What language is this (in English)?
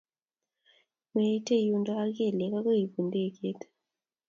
Kalenjin